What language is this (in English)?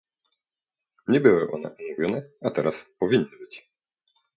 Polish